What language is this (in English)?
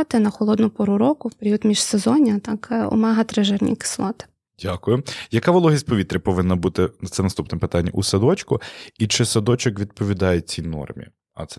Ukrainian